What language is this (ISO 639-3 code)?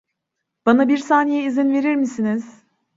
tur